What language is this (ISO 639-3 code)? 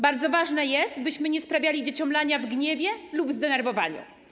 pol